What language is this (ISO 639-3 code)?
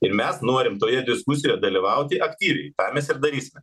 lit